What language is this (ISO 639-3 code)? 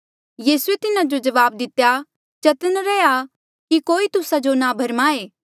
mjl